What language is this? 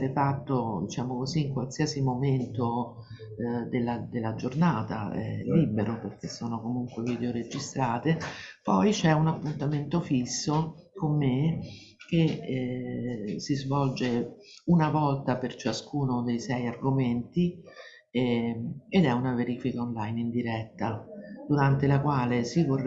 Italian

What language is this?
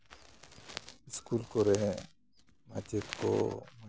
Santali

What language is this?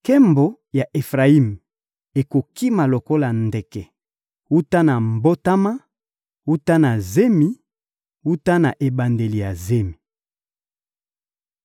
Lingala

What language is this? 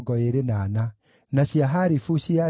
Kikuyu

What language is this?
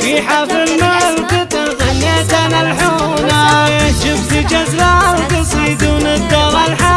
Arabic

